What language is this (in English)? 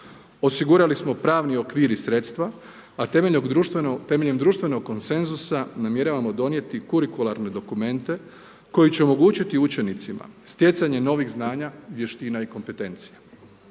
Croatian